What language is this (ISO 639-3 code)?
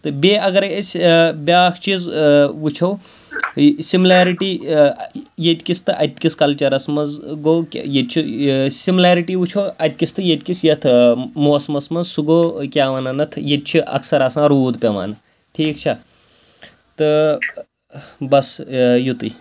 kas